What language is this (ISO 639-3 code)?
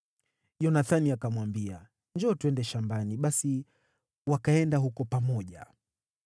swa